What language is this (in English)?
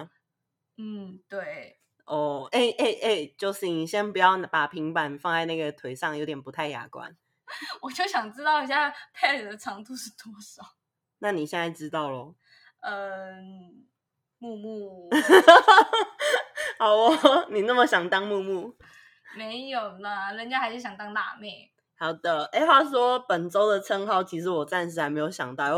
Chinese